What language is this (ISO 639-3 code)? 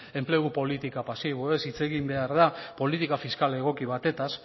eus